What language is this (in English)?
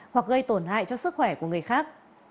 Vietnamese